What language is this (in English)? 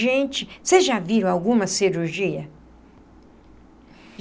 Portuguese